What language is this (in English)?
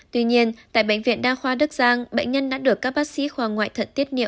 Vietnamese